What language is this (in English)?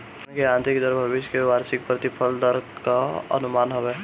Bhojpuri